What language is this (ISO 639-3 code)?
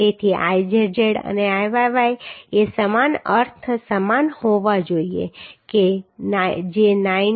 guj